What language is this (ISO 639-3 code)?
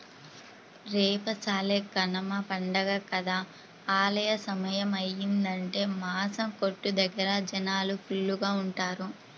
tel